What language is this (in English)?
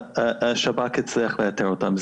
Hebrew